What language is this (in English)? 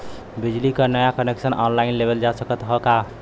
Bhojpuri